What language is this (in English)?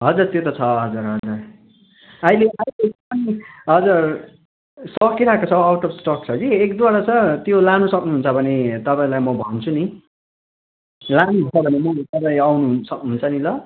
Nepali